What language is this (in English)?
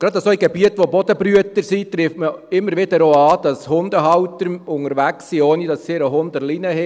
Swiss German